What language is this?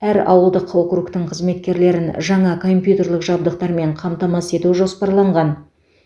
Kazakh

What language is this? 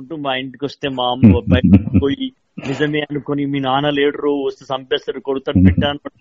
Telugu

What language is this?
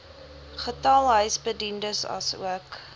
Afrikaans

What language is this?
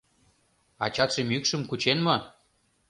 Mari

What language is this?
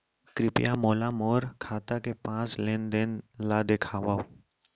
Chhattisgarhi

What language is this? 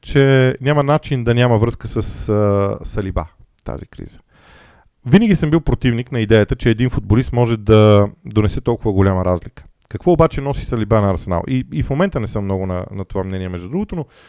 Bulgarian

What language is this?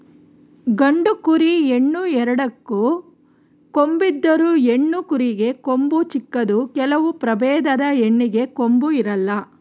Kannada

